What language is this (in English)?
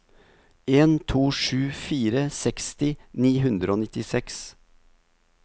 Norwegian